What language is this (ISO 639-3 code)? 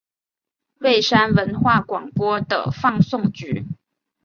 zho